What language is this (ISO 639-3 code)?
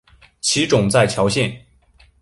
zho